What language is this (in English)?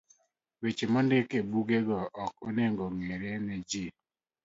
Luo (Kenya and Tanzania)